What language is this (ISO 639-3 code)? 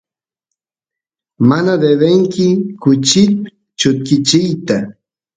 qus